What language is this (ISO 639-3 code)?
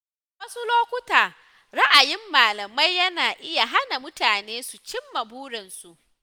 hau